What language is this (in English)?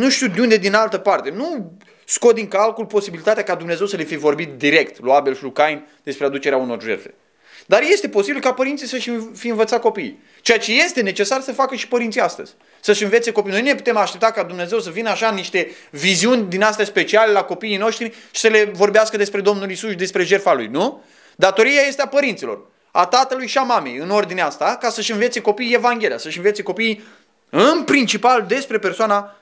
Romanian